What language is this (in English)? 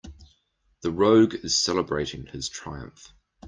English